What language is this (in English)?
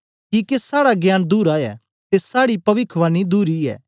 Dogri